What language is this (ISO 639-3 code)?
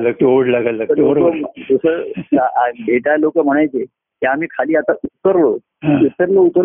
mar